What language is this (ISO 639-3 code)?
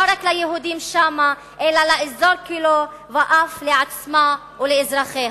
heb